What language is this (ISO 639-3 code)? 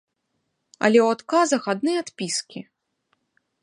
bel